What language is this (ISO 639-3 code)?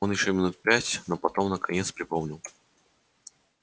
rus